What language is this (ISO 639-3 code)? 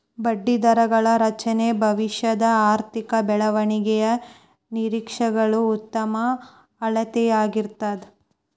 kan